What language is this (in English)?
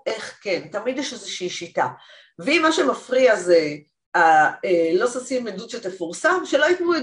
Hebrew